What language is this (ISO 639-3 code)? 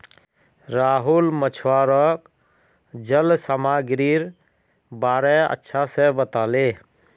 mag